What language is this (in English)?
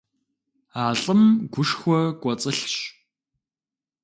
Kabardian